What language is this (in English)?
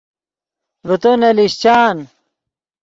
Yidgha